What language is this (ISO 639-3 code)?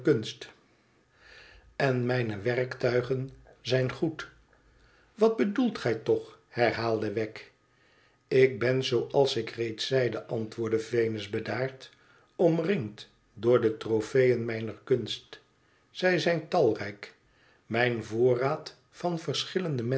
nld